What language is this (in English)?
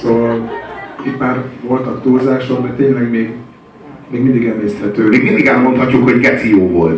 Hungarian